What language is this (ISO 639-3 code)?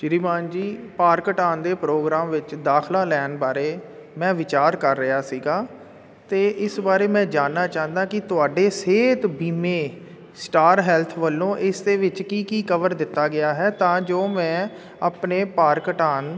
pan